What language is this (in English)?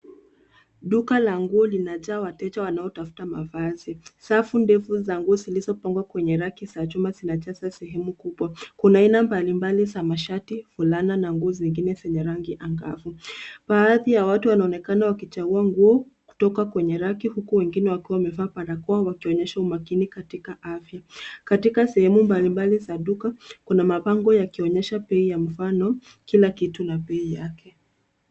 Swahili